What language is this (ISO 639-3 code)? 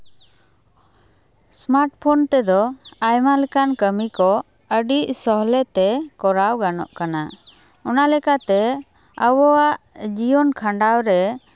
sat